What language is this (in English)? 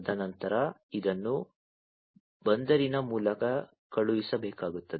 Kannada